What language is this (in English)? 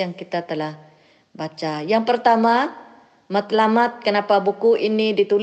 Malay